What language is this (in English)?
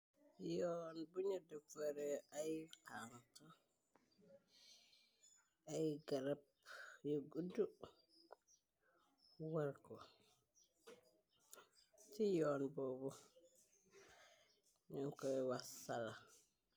Wolof